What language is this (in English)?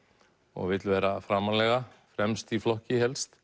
Icelandic